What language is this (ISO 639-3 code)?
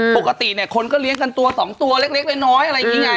tha